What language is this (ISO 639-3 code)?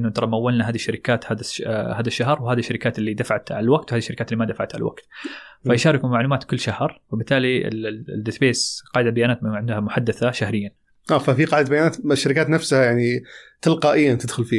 ara